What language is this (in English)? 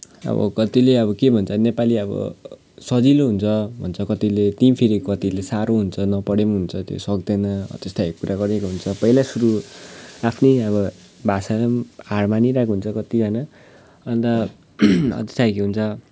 Nepali